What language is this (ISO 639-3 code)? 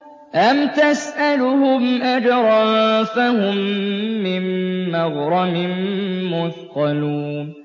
ara